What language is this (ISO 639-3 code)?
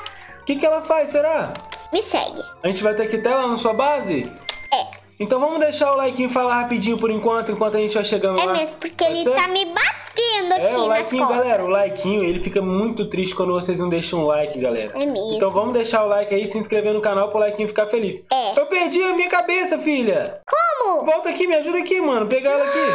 por